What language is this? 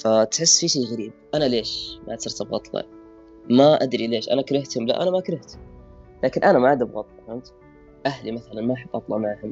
Arabic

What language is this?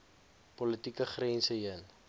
Afrikaans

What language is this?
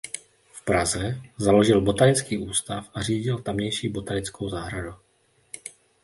Czech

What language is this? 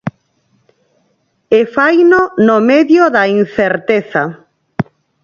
Galician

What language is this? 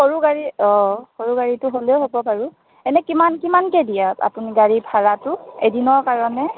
Assamese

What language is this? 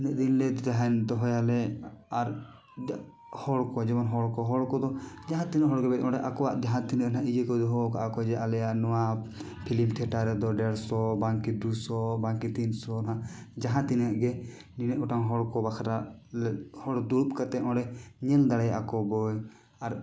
Santali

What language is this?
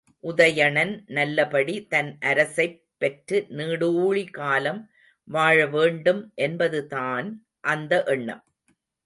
Tamil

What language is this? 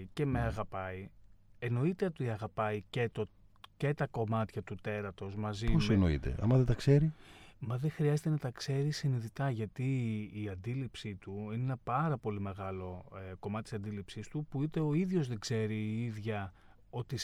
Greek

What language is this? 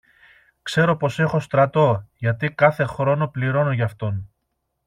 Greek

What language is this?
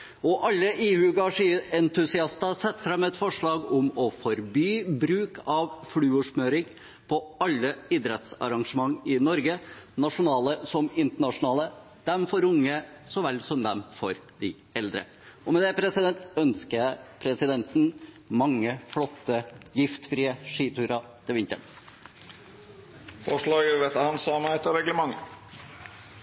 Norwegian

